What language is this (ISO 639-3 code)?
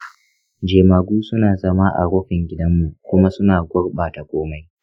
hau